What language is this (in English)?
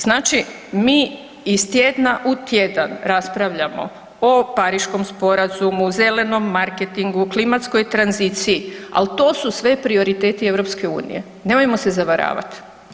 Croatian